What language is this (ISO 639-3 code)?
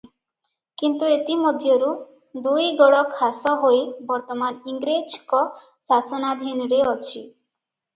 ori